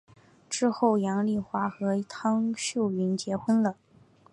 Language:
Chinese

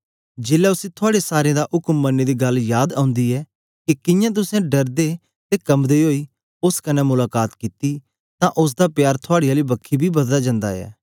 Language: Dogri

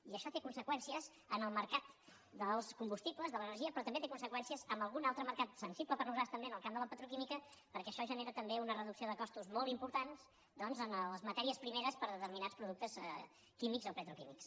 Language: Catalan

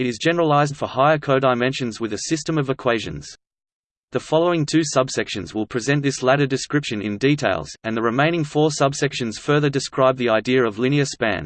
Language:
English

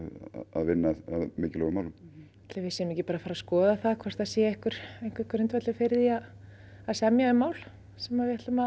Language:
Icelandic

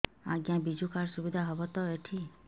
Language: Odia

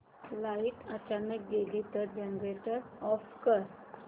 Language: Marathi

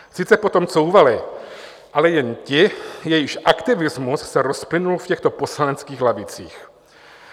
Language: Czech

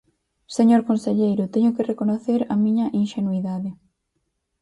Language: Galician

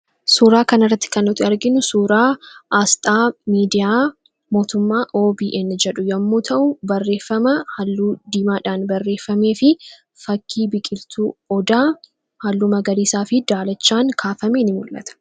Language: Oromo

